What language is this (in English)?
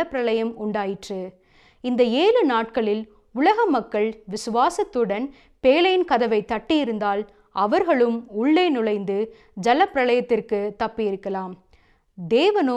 Tamil